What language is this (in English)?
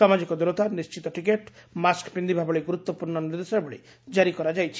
Odia